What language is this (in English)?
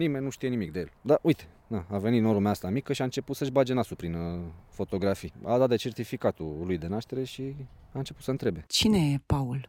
Romanian